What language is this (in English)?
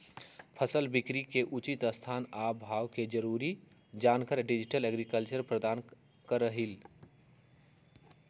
Magahi